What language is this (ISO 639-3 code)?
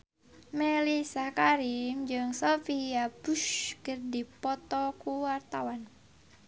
sun